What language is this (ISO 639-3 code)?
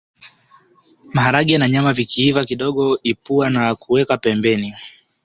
swa